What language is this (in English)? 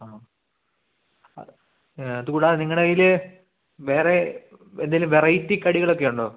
Malayalam